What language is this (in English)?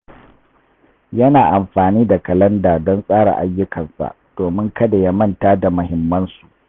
Hausa